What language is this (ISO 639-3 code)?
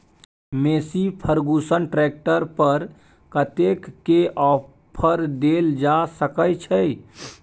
mai